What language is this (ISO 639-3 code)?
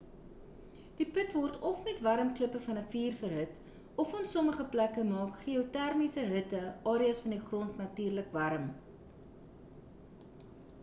afr